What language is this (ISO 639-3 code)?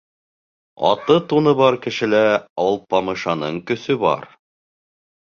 bak